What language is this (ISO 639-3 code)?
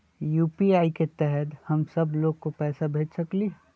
mag